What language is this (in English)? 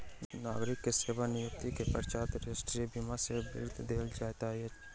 Maithili